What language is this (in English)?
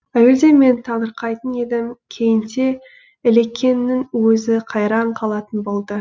Kazakh